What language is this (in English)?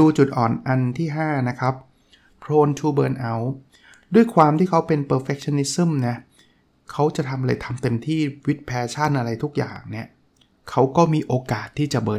Thai